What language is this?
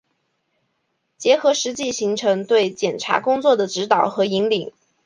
Chinese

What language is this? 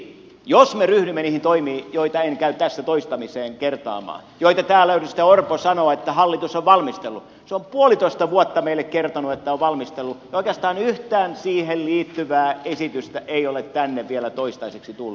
Finnish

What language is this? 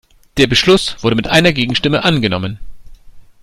German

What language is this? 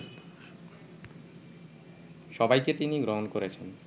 Bangla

